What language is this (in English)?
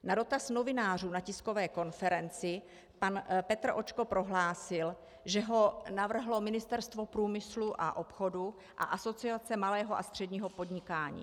Czech